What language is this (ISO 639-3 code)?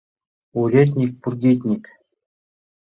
chm